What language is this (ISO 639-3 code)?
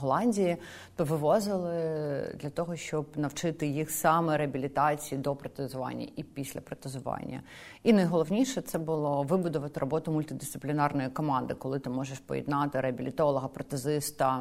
ukr